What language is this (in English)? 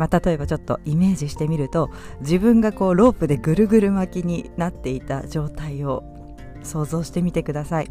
Japanese